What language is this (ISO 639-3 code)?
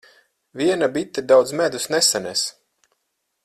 lav